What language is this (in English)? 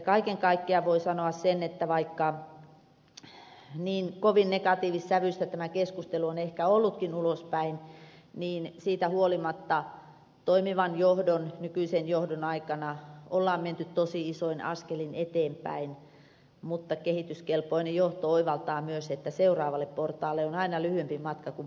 Finnish